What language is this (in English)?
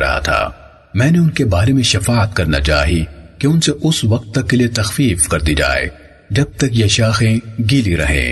Urdu